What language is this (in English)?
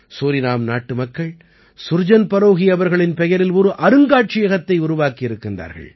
Tamil